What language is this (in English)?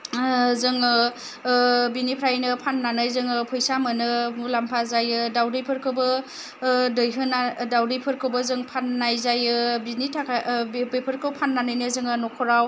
Bodo